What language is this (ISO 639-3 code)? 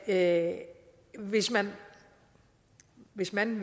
dan